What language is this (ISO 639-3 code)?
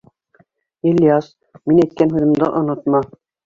bak